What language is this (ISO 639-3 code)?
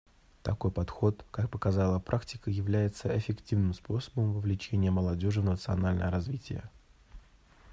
rus